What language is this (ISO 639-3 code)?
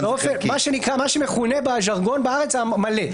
heb